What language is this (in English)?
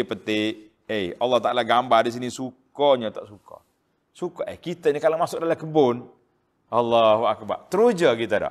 Malay